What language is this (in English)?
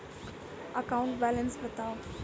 Maithili